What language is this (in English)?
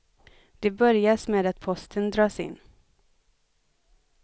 Swedish